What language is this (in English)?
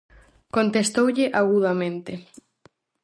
Galician